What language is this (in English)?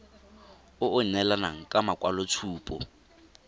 Tswana